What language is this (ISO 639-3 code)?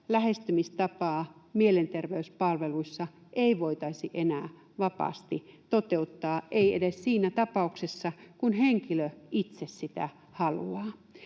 fin